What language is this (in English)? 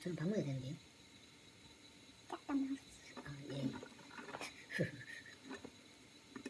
Korean